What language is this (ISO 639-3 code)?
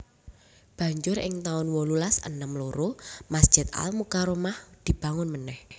jav